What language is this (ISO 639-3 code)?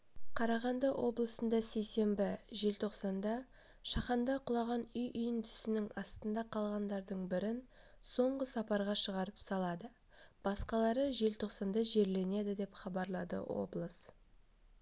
kaz